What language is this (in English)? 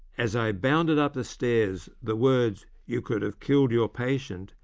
English